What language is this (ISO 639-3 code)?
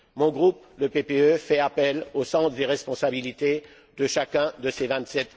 fra